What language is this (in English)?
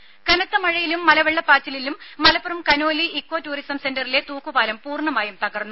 Malayalam